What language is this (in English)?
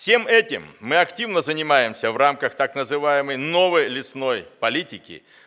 Russian